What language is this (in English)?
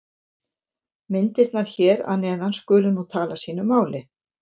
Icelandic